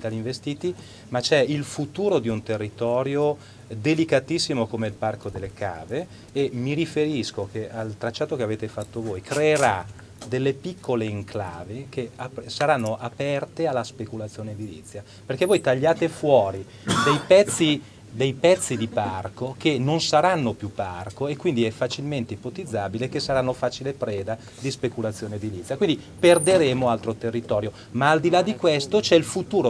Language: Italian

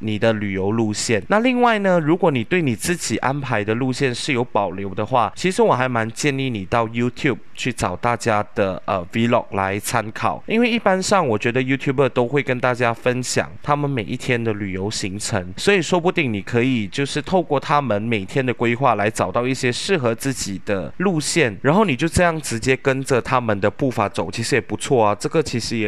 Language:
Chinese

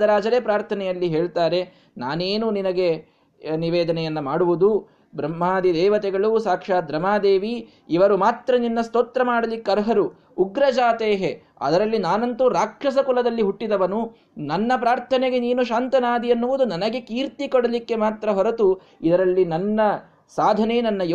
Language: Kannada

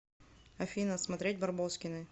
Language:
Russian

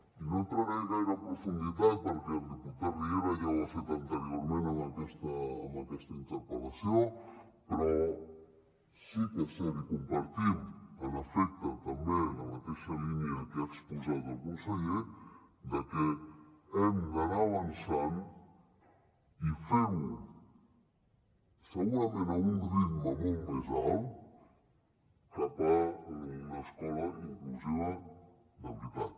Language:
Catalan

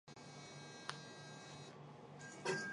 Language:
Chinese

